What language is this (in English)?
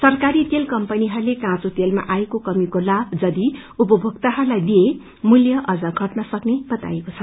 Nepali